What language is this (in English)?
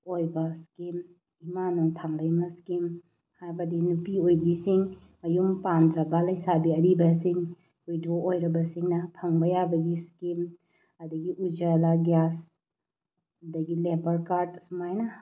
Manipuri